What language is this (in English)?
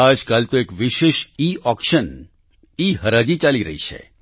Gujarati